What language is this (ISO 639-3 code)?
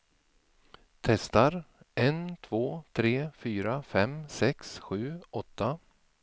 swe